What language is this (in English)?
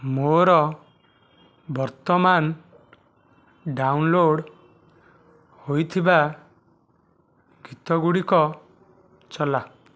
Odia